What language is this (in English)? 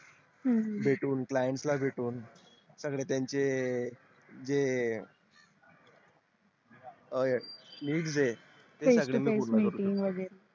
Marathi